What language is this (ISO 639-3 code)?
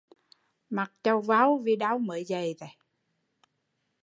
vie